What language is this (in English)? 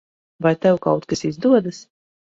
Latvian